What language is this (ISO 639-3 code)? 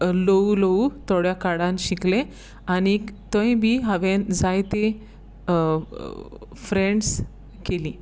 kok